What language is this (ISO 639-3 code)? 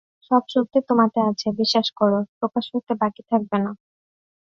ben